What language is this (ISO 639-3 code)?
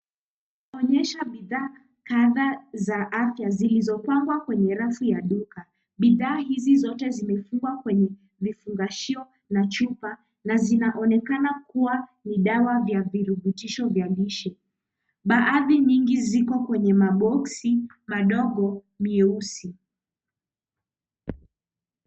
swa